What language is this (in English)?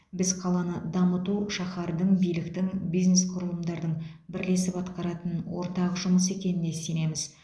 Kazakh